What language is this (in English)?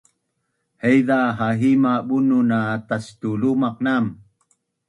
Bunun